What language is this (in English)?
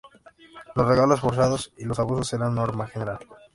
Spanish